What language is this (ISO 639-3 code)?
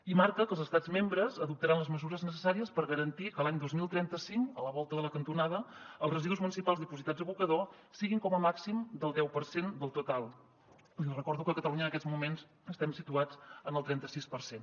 cat